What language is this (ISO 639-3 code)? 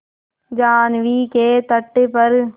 hin